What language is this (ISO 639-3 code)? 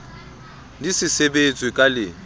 sot